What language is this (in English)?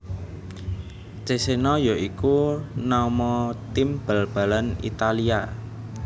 Javanese